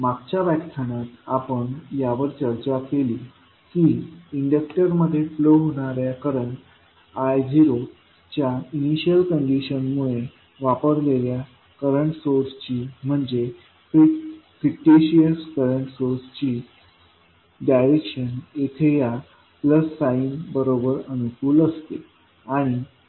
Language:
Marathi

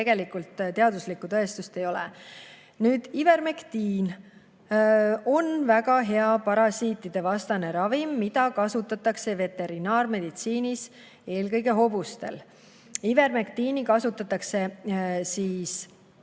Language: Estonian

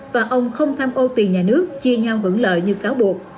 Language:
Vietnamese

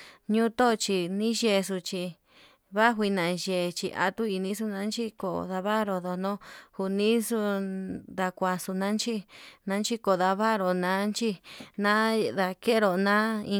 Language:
Yutanduchi Mixtec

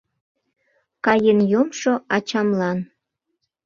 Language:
Mari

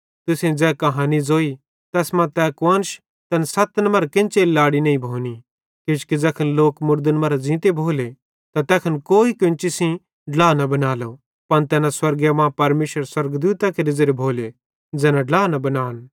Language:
Bhadrawahi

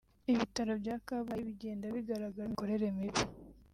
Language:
Kinyarwanda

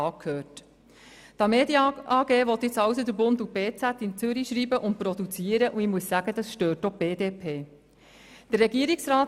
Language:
Swiss German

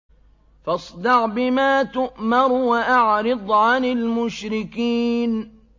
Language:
Arabic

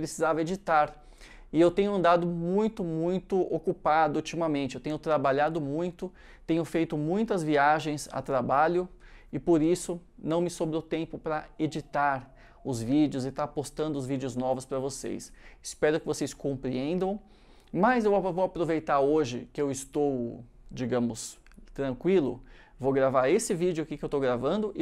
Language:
Portuguese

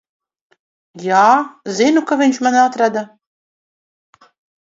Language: Latvian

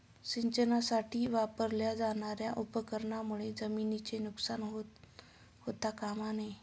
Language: Marathi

